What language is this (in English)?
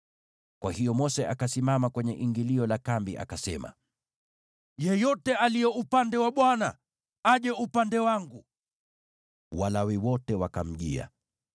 Swahili